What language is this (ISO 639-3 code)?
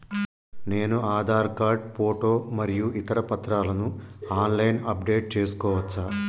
tel